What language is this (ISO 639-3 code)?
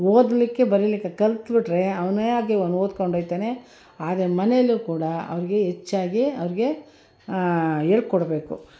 kan